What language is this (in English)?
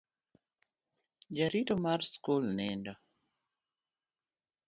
Luo (Kenya and Tanzania)